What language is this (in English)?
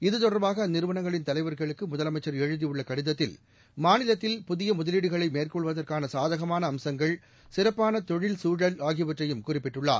Tamil